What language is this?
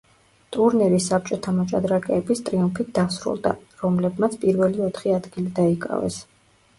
Georgian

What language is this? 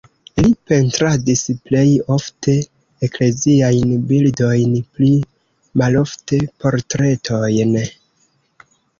Esperanto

